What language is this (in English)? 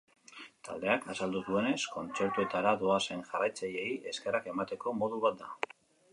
Basque